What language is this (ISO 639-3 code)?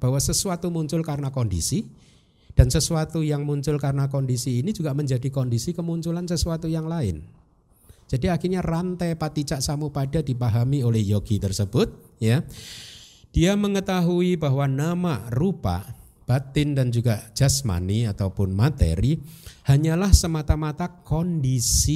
ind